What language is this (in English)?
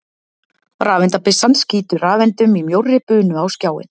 Icelandic